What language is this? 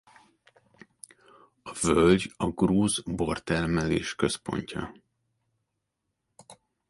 Hungarian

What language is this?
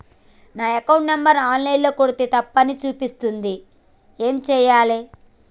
Telugu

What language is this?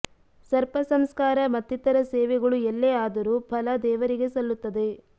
Kannada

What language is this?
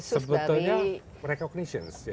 Indonesian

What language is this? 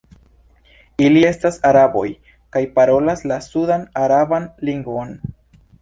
Esperanto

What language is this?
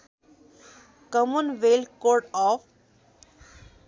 Nepali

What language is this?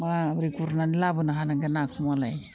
Bodo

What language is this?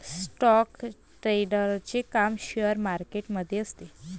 Marathi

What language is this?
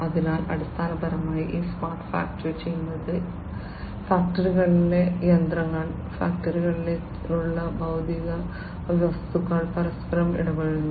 Malayalam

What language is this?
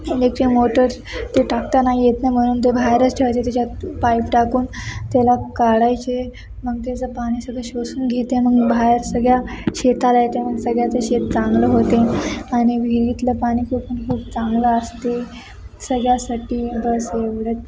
Marathi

